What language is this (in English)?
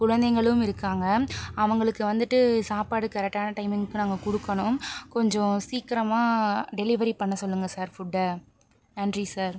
Tamil